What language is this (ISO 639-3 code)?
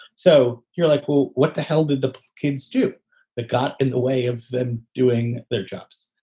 eng